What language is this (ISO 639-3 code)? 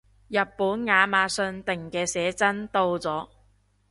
yue